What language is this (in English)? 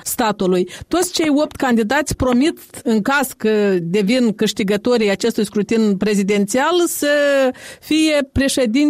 Romanian